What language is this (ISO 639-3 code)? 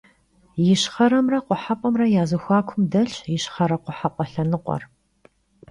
kbd